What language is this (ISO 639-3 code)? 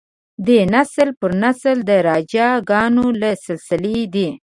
pus